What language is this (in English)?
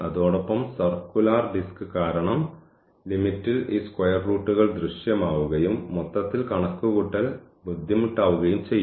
Malayalam